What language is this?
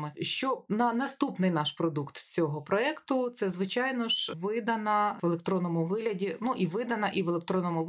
Ukrainian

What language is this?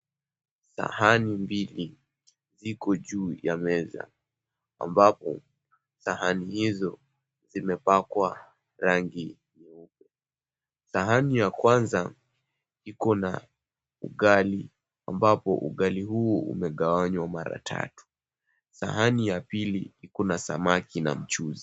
Swahili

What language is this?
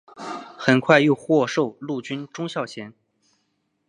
Chinese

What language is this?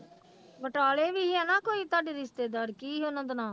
Punjabi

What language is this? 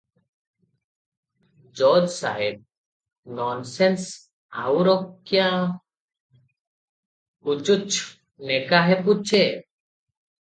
Odia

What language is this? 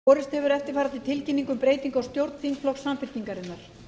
Icelandic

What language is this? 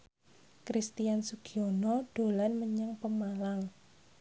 Javanese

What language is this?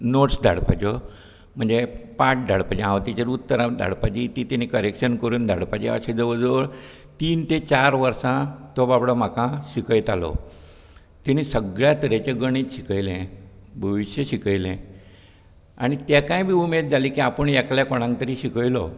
Konkani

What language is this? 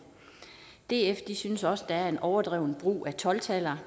Danish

